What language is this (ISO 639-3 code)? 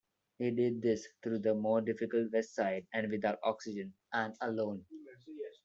eng